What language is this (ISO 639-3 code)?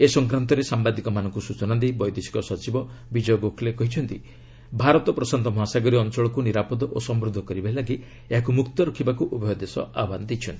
ori